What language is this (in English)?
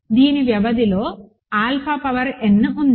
Telugu